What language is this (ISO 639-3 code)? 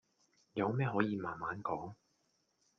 yue